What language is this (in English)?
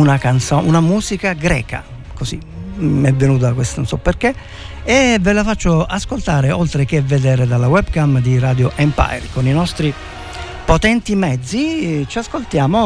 Italian